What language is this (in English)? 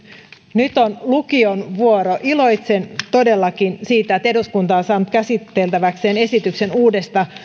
Finnish